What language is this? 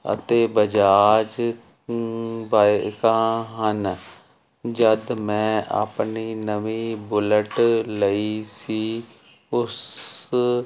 Punjabi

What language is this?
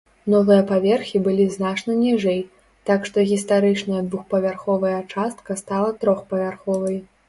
Belarusian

